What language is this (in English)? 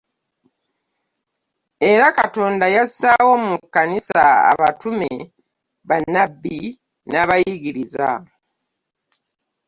Ganda